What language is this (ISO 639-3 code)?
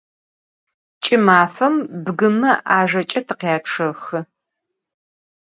ady